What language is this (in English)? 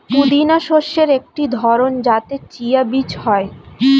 Bangla